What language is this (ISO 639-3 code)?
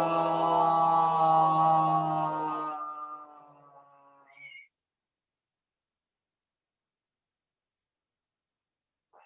spa